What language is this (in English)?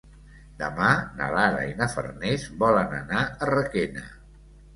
Catalan